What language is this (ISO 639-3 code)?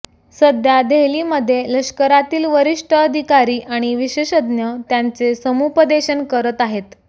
mar